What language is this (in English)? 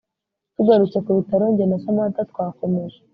Kinyarwanda